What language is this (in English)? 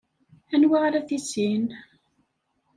Kabyle